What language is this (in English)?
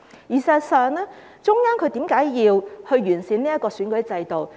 Cantonese